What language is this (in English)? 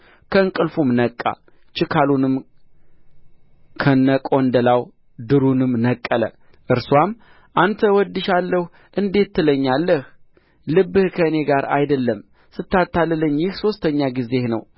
Amharic